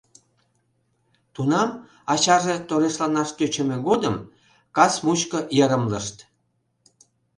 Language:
Mari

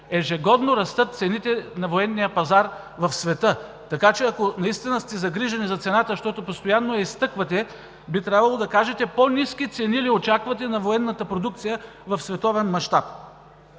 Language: Bulgarian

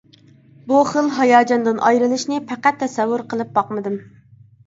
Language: Uyghur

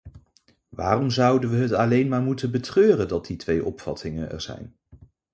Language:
Dutch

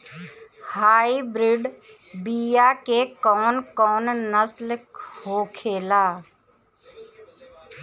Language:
Bhojpuri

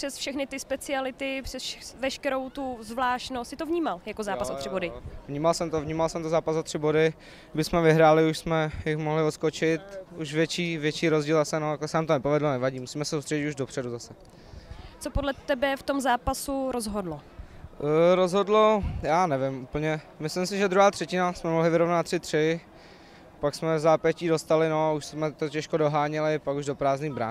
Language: Czech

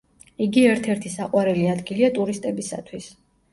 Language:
Georgian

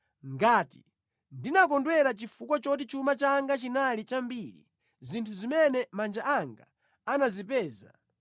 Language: Nyanja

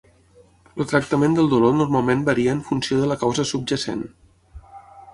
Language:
Catalan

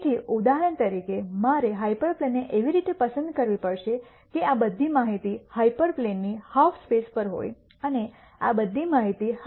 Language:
Gujarati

